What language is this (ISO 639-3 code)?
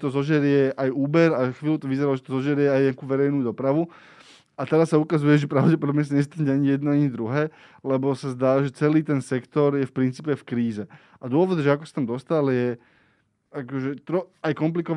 slk